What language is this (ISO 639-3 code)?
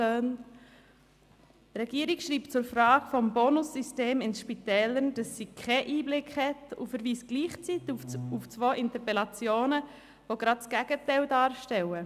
gsw